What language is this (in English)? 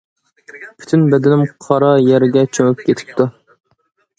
Uyghur